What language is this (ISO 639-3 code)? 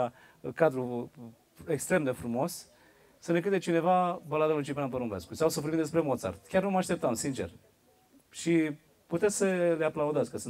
ron